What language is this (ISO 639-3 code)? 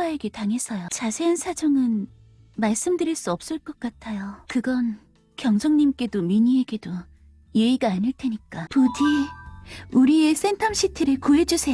kor